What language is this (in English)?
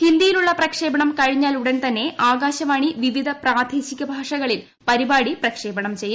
Malayalam